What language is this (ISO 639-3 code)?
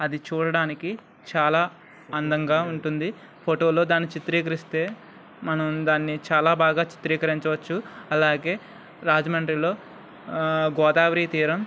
tel